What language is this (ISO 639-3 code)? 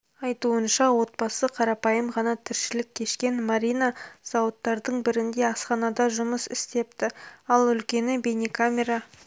kaz